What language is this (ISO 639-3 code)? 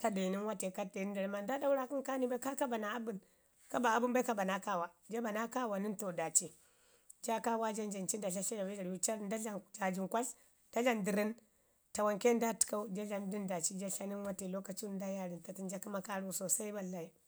ngi